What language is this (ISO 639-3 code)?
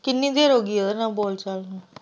pan